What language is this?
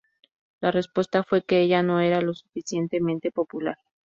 Spanish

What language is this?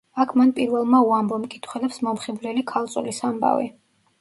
Georgian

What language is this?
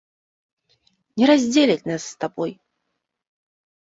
Belarusian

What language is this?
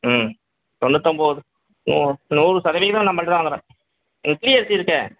Tamil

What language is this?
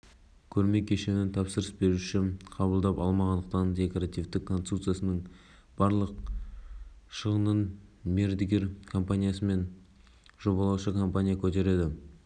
Kazakh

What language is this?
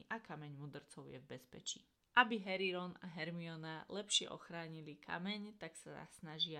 Slovak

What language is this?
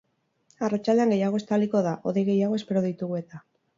Basque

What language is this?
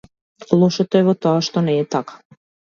Macedonian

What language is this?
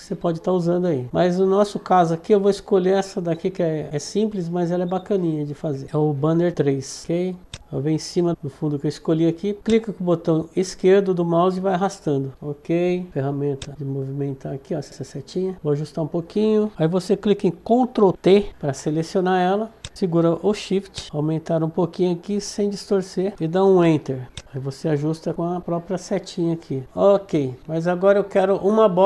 Portuguese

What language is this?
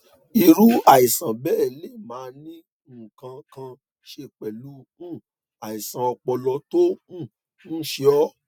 Yoruba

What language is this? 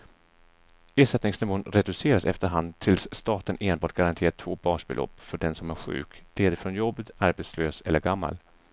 Swedish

